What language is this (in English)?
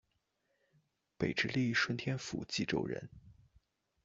Chinese